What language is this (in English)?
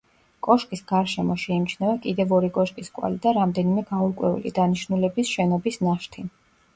Georgian